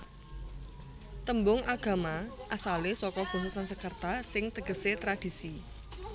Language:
Javanese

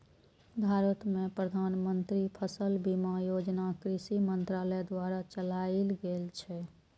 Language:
Maithili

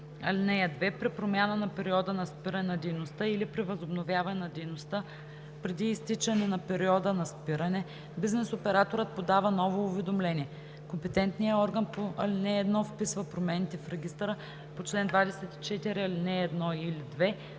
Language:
Bulgarian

